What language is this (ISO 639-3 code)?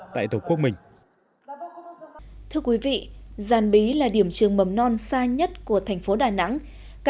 vie